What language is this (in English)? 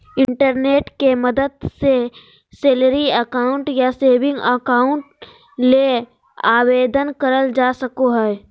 Magahi